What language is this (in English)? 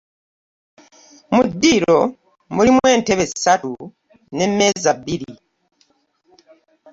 Ganda